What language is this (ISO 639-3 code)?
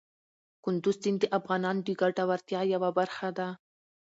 pus